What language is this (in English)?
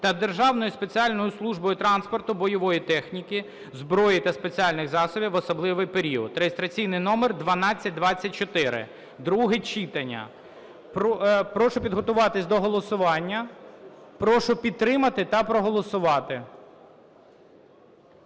Ukrainian